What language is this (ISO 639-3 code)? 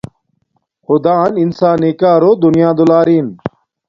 dmk